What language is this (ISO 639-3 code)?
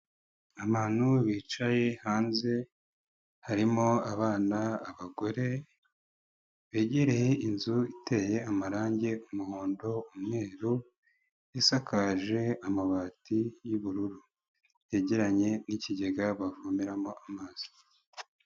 kin